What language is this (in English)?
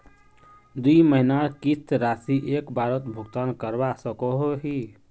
Magahi